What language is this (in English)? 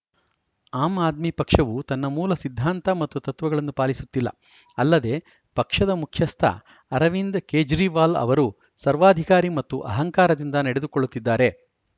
Kannada